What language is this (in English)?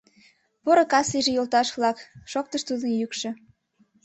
Mari